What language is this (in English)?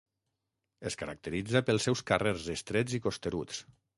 Catalan